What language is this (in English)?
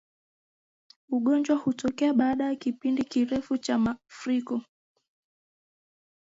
Swahili